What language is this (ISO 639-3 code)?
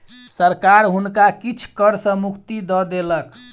mai